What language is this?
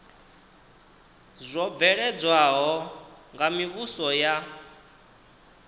Venda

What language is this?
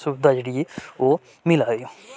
Dogri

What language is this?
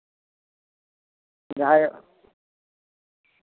Santali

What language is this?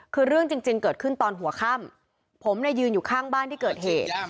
Thai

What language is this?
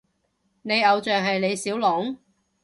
Cantonese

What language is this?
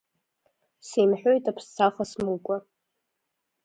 Abkhazian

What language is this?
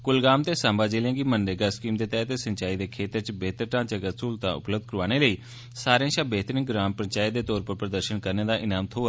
Dogri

